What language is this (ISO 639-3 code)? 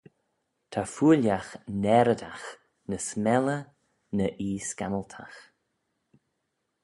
glv